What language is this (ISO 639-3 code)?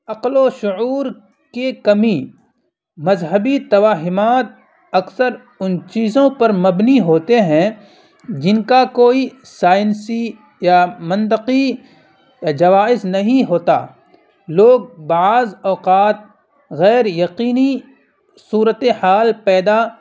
urd